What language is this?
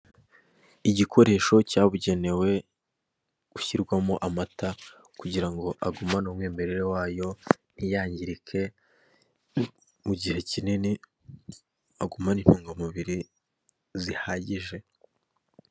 Kinyarwanda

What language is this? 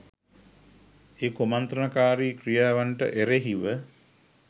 Sinhala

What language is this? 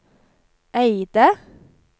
Norwegian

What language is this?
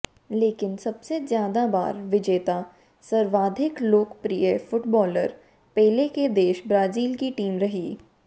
Hindi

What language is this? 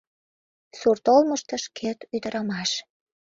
Mari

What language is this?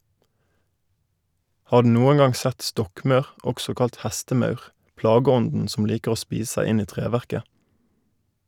Norwegian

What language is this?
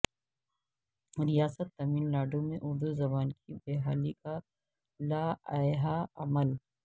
Urdu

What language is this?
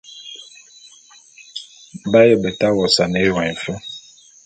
Bulu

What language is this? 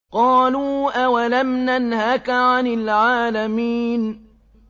Arabic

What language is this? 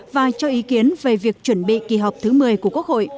Vietnamese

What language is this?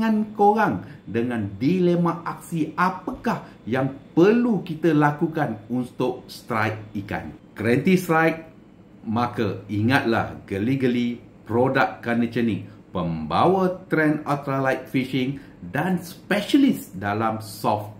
Malay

